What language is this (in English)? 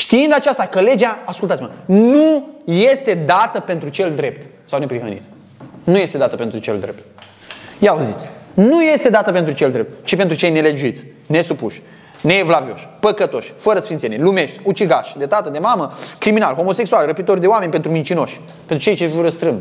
Romanian